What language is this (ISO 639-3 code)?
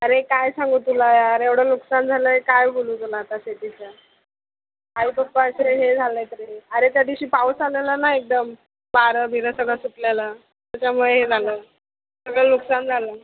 mar